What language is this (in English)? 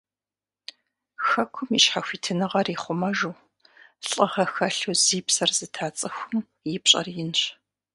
Kabardian